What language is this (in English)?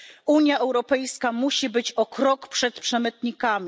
Polish